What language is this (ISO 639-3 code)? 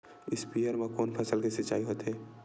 hne